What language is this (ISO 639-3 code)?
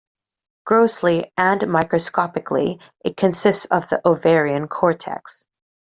eng